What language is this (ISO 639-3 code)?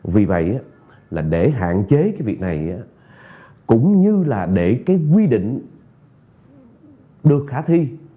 vie